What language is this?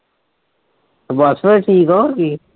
Punjabi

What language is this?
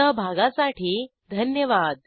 Marathi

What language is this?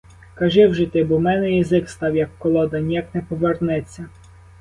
Ukrainian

